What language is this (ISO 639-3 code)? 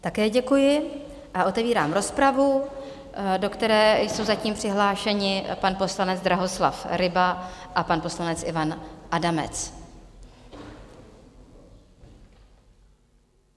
ces